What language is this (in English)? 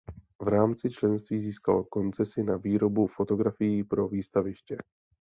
Czech